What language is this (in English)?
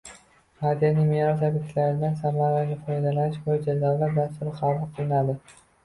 Uzbek